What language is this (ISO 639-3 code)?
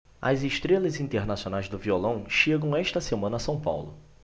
por